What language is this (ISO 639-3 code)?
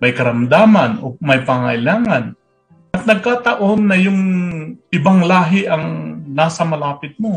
fil